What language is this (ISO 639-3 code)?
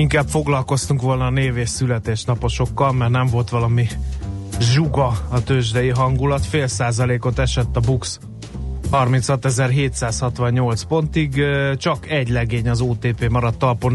hun